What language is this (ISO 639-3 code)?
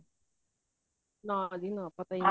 pan